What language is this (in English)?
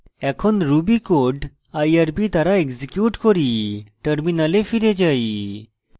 Bangla